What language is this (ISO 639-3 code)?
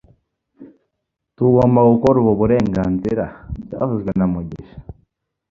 kin